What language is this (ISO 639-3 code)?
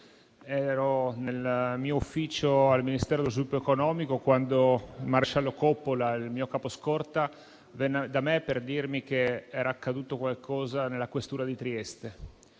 ita